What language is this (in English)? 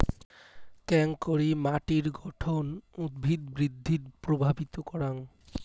Bangla